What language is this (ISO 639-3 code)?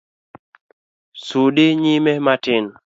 luo